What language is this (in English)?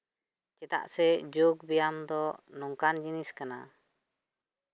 Santali